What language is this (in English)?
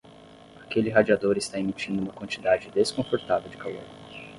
Portuguese